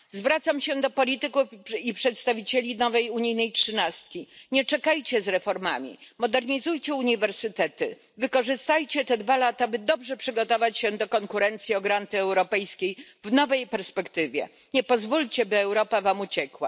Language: Polish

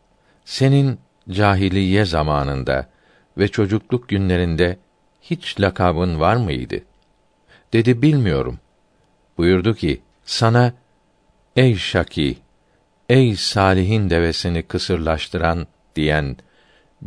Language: Turkish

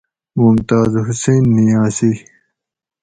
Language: Gawri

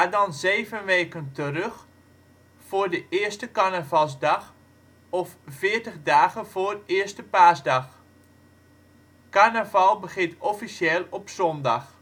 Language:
Dutch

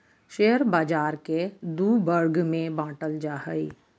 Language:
Magahi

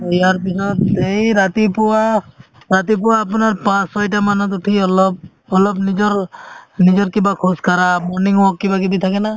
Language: Assamese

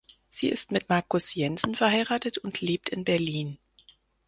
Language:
German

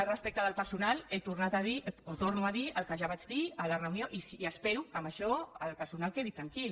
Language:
Catalan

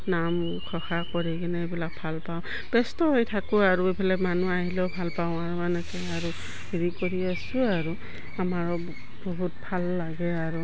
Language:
Assamese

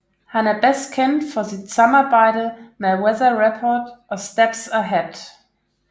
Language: Danish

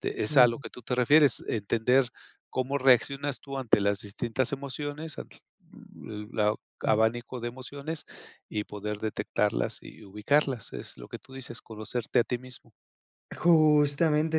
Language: Spanish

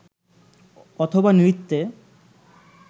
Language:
Bangla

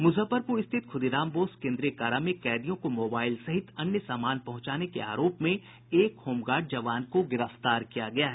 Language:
Hindi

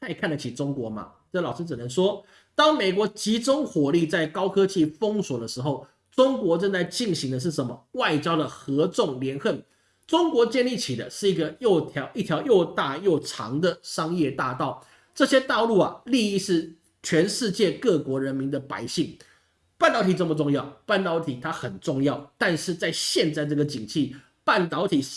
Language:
Chinese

